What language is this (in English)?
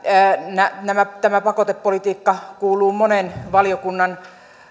Finnish